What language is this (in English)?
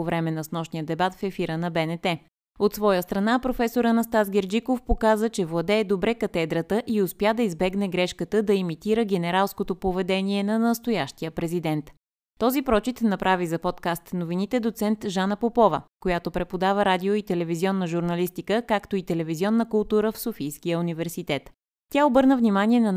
Bulgarian